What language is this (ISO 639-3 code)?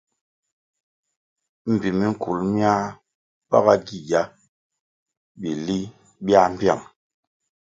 nmg